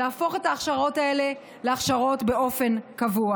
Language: Hebrew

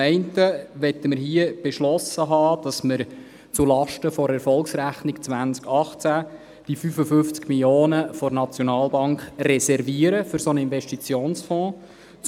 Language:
Swiss German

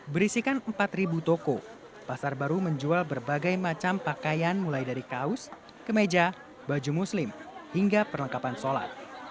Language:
Indonesian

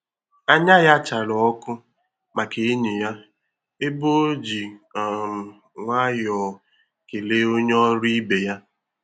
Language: Igbo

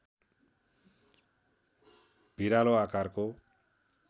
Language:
Nepali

